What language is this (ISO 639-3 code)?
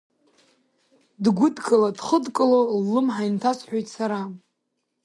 abk